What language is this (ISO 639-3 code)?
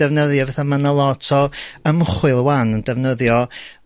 cym